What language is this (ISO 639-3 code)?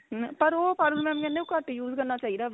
pan